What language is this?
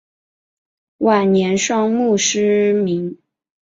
Chinese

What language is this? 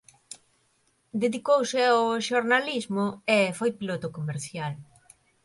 Galician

